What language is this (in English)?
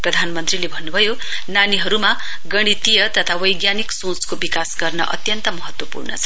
Nepali